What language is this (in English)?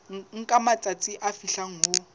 Southern Sotho